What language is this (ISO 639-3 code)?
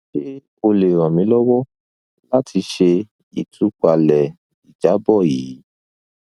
yor